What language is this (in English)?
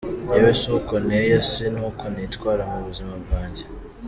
Kinyarwanda